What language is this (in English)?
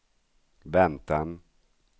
Swedish